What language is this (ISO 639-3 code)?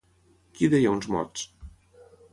cat